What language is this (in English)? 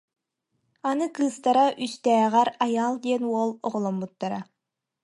Yakut